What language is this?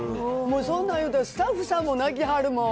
Japanese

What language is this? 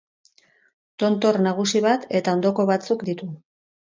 Basque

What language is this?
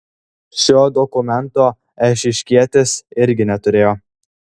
Lithuanian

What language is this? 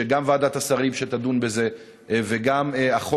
Hebrew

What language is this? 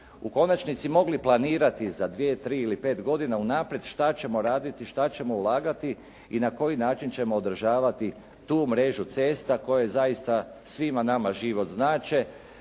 Croatian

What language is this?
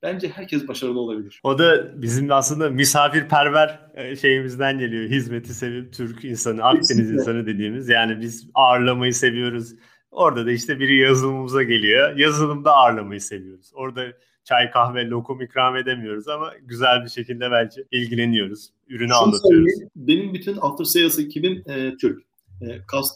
Turkish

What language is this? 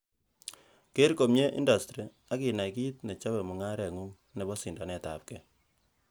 Kalenjin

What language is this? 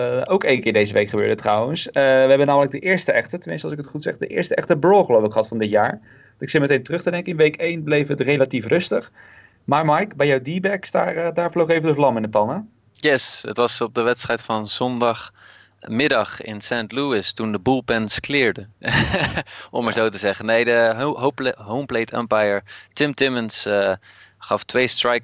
Dutch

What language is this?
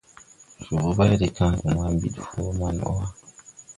Tupuri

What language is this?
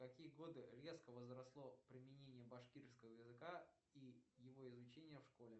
Russian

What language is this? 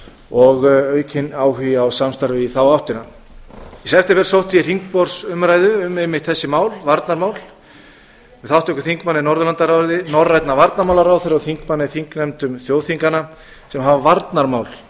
Icelandic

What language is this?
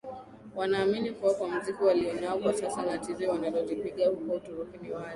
Swahili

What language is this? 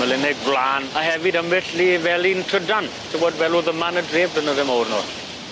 Welsh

